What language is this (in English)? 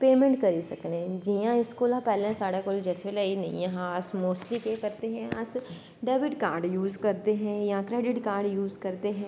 Dogri